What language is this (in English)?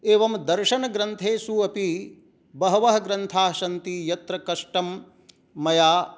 Sanskrit